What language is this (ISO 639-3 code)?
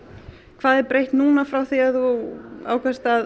isl